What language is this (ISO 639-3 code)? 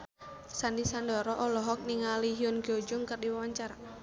sun